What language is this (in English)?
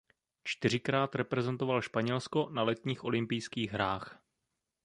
Czech